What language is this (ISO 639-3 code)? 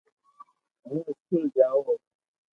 lrk